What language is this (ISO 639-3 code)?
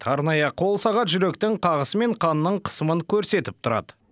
kaz